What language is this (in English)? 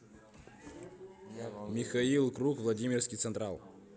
Russian